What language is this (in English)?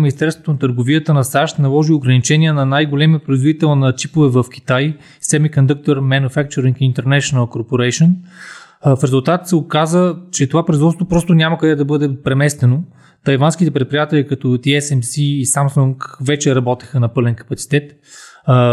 Bulgarian